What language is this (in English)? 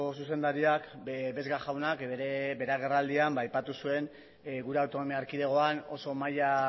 Basque